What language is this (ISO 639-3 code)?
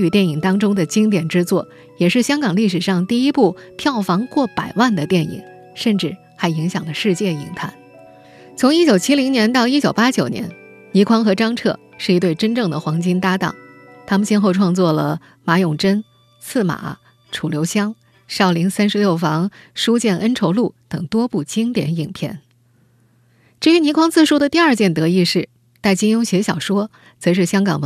zho